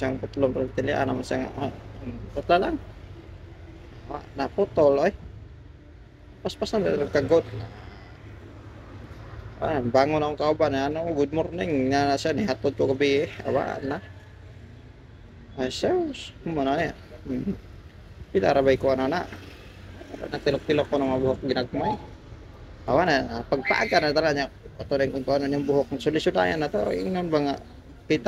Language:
Indonesian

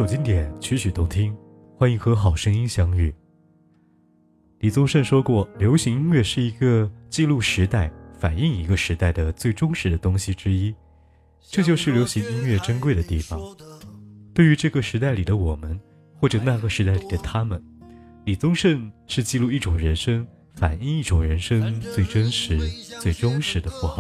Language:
Chinese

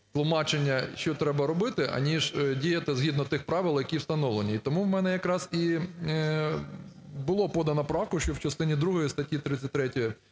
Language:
Ukrainian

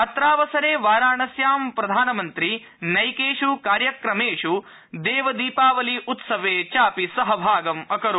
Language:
Sanskrit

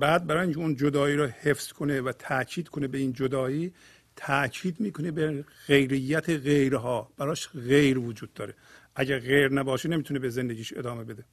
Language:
Persian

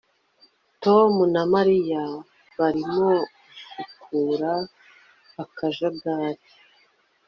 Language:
Kinyarwanda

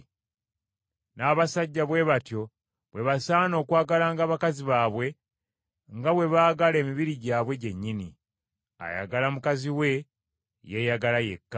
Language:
Ganda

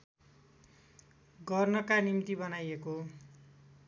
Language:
Nepali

